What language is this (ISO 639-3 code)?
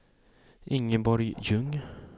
swe